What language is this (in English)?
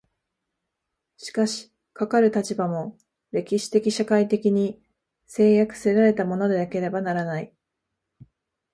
Japanese